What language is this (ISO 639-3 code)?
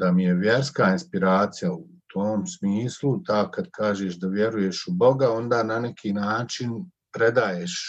hrv